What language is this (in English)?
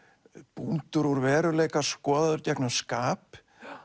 Icelandic